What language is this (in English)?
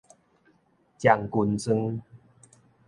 Min Nan Chinese